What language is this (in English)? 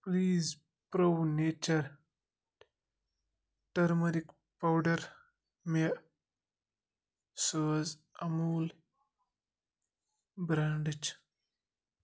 Kashmiri